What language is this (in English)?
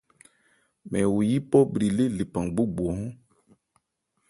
Ebrié